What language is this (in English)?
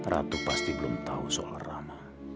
Indonesian